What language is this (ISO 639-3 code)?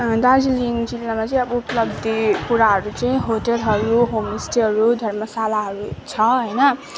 nep